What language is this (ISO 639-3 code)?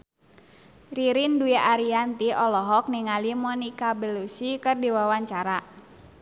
sun